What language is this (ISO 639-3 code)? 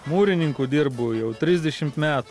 lit